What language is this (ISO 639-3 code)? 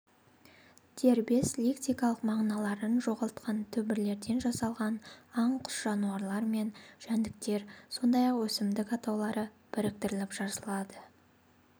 kaz